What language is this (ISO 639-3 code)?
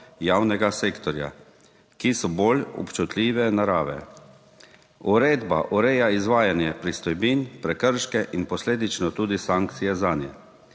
slv